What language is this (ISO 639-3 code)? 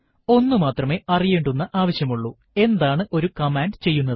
mal